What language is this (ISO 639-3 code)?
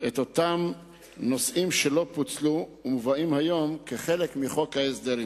heb